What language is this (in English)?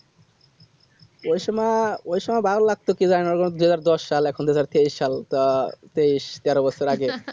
Bangla